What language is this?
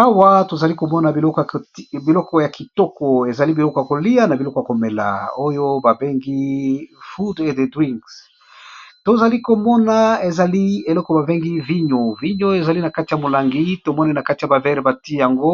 Lingala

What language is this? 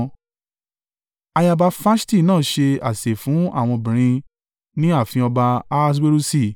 Yoruba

